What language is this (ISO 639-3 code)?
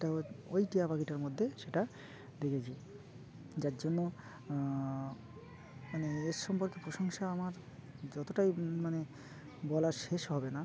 ben